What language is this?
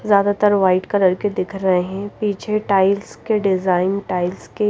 Hindi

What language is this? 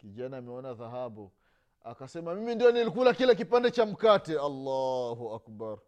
Swahili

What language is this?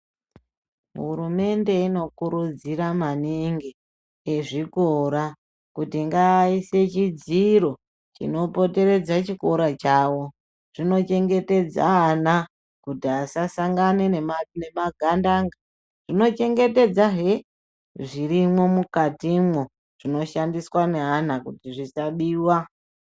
Ndau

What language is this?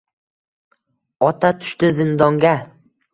Uzbek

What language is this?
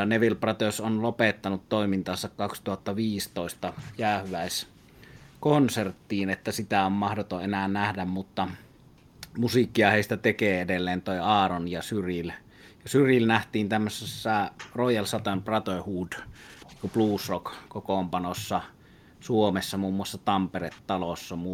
Finnish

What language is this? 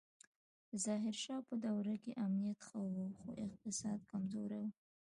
Pashto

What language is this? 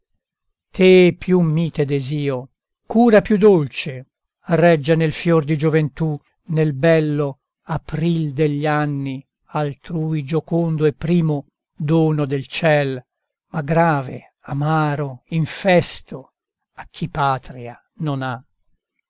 Italian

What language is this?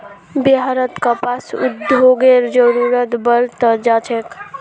Magahi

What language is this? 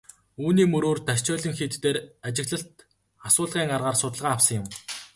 Mongolian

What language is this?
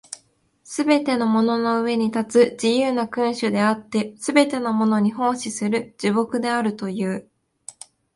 Japanese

